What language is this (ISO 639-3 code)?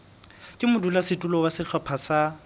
sot